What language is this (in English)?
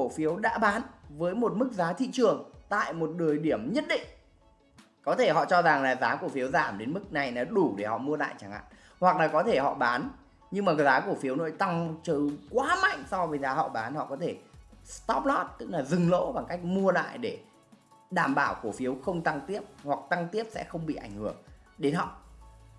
Vietnamese